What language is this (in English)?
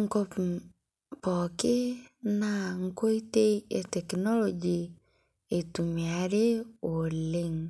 Masai